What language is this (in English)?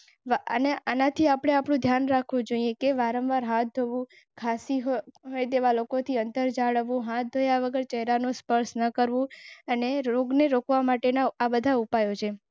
Gujarati